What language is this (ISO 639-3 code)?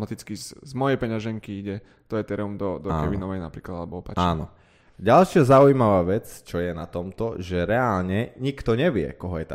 slk